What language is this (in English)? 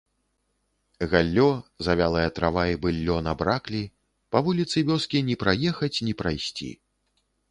Belarusian